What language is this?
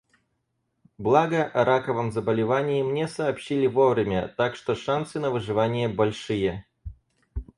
Russian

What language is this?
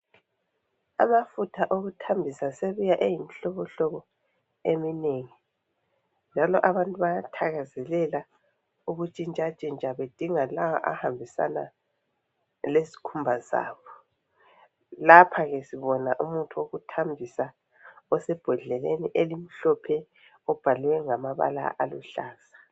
North Ndebele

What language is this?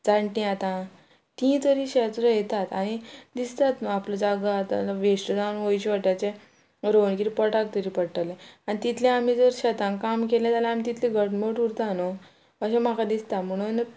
Konkani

